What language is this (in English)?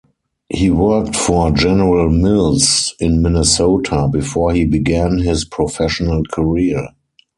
English